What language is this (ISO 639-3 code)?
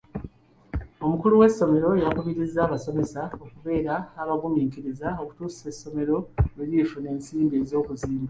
lug